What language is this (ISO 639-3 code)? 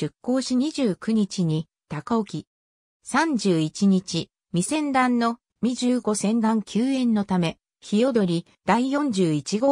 jpn